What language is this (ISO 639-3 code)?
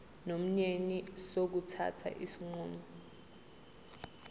zul